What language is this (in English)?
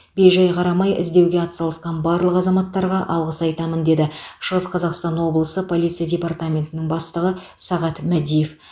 Kazakh